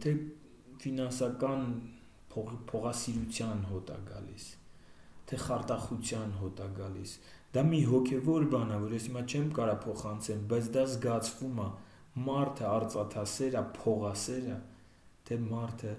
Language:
Turkish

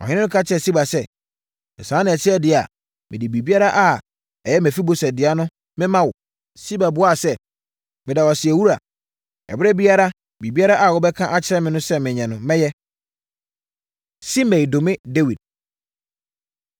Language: Akan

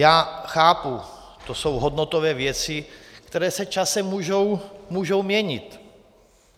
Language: Czech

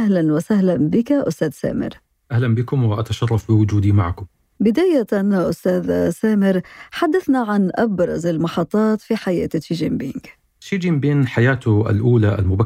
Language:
Arabic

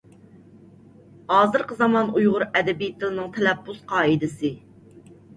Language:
Uyghur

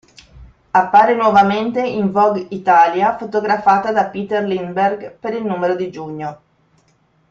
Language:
Italian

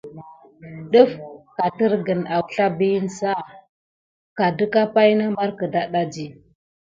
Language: Gidar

